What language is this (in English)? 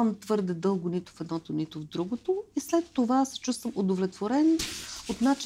Bulgarian